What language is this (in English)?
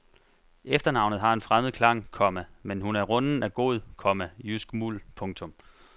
Danish